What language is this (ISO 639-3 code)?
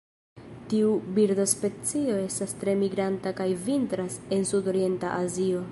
epo